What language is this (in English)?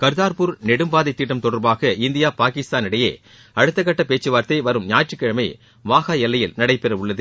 Tamil